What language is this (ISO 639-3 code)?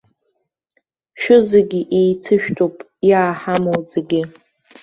abk